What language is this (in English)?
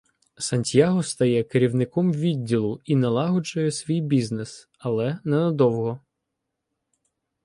Ukrainian